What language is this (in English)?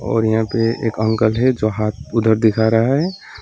Hindi